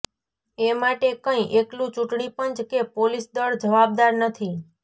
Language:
Gujarati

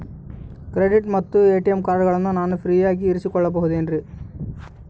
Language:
Kannada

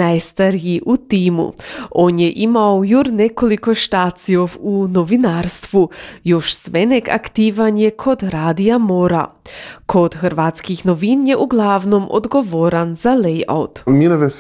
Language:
Croatian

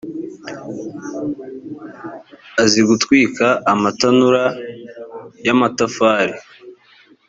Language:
Kinyarwanda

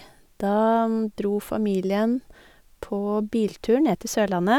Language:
Norwegian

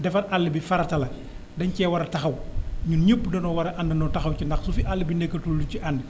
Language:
Wolof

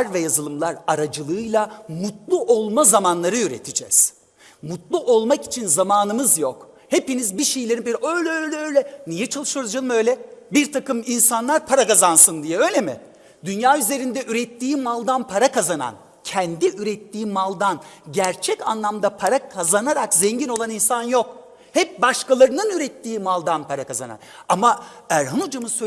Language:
Turkish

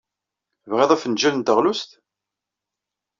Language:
Kabyle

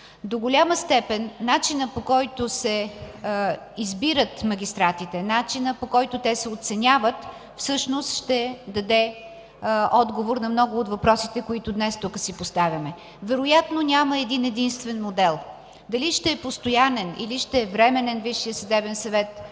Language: Bulgarian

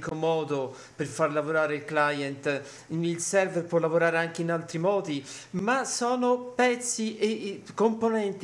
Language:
Italian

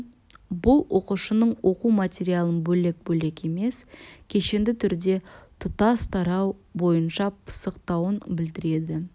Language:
Kazakh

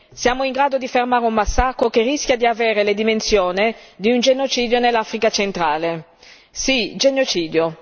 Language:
Italian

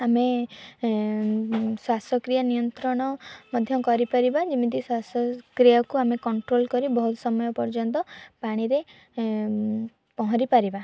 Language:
Odia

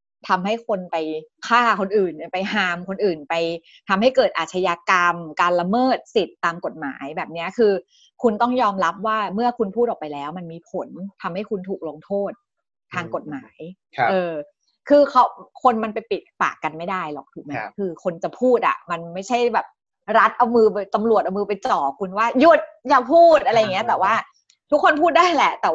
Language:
Thai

